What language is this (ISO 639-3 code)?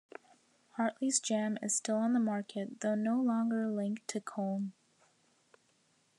eng